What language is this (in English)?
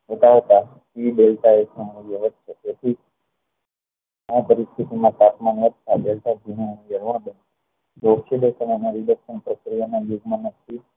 Gujarati